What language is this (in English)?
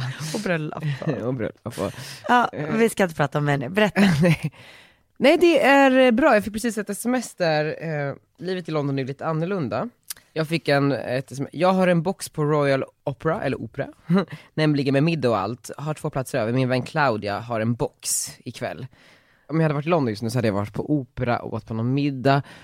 Swedish